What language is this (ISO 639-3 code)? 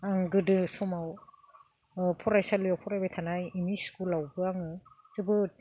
brx